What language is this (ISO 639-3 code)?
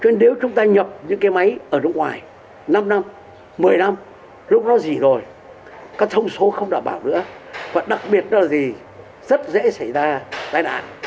vie